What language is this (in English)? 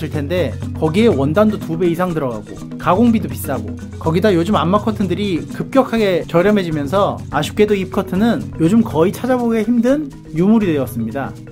Korean